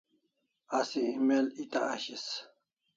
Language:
Kalasha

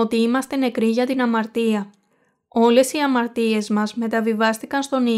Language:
Greek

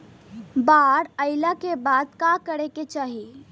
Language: Bhojpuri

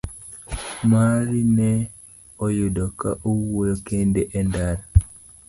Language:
Luo (Kenya and Tanzania)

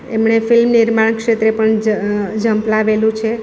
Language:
Gujarati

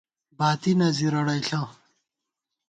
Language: Gawar-Bati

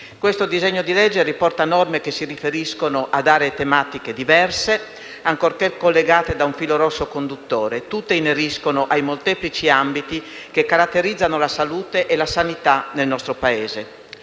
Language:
Italian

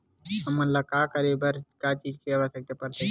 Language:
Chhattisgarhi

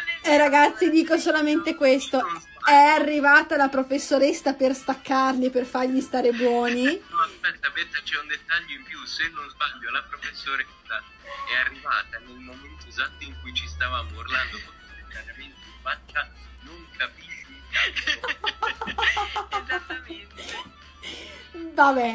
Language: Italian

